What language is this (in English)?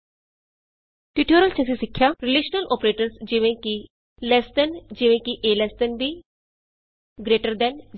Punjabi